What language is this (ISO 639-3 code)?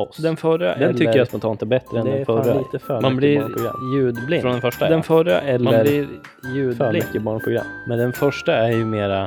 swe